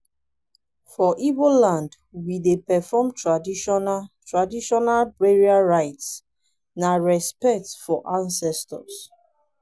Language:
Nigerian Pidgin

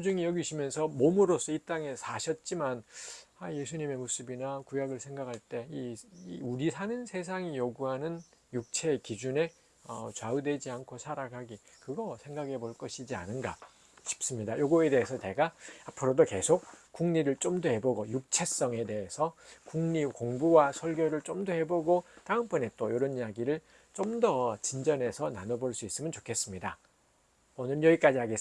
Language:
Korean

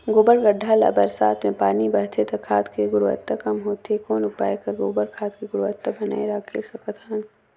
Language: Chhattisgarhi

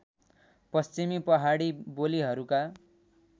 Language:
Nepali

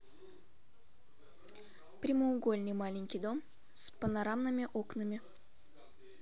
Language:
Russian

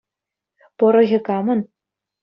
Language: Chuvash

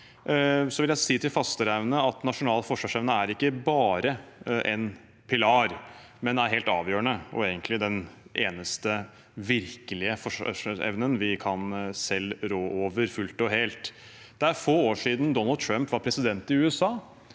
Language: Norwegian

